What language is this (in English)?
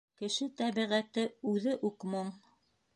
Bashkir